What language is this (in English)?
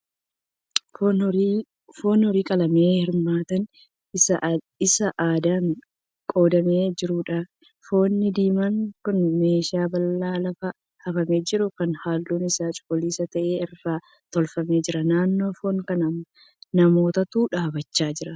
Oromo